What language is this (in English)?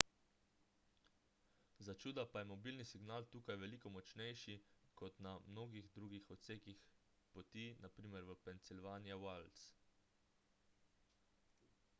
Slovenian